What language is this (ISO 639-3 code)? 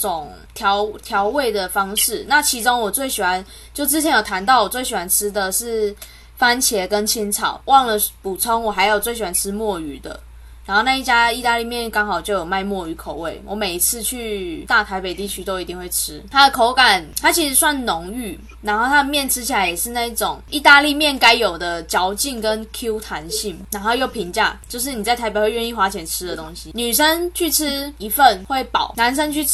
zho